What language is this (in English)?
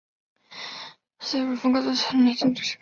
Chinese